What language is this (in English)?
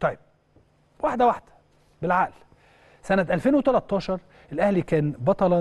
Arabic